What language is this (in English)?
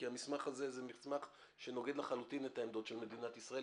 Hebrew